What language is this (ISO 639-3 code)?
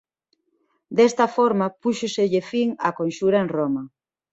glg